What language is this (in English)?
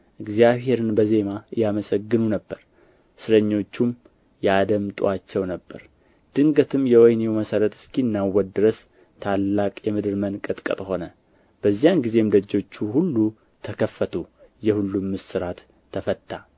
Amharic